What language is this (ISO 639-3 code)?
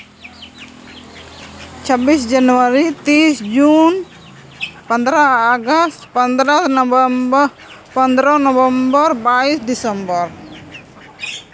sat